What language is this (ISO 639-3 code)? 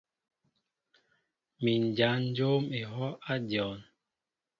mbo